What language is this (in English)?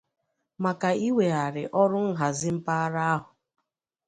Igbo